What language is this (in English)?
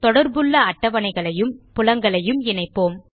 Tamil